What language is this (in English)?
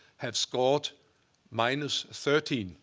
English